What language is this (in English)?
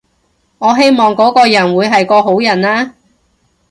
Cantonese